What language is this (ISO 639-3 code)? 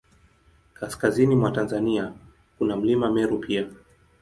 swa